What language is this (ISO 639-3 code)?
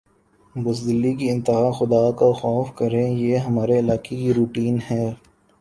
urd